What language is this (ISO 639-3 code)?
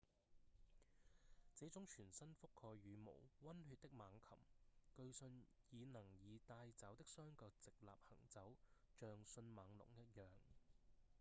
yue